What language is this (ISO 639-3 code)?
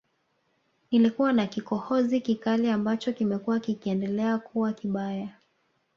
swa